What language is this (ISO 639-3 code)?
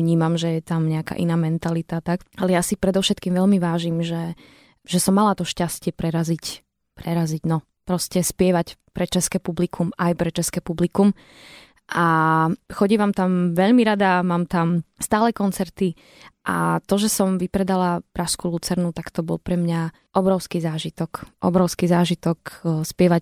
slk